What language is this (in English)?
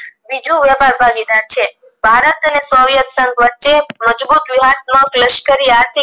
Gujarati